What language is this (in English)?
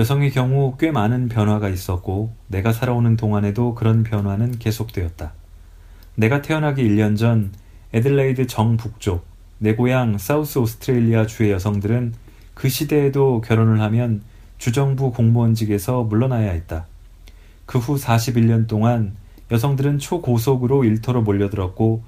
Korean